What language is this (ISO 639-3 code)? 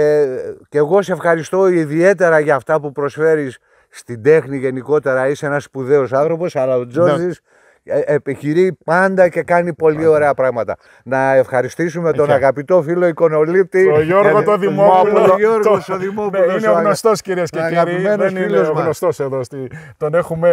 ell